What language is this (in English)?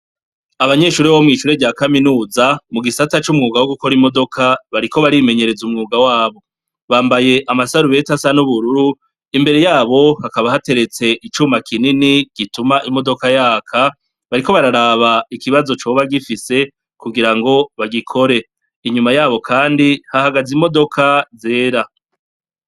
Rundi